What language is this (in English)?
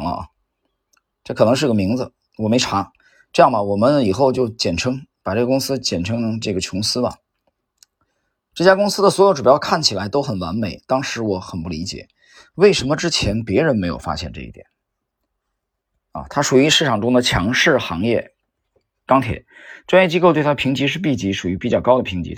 Chinese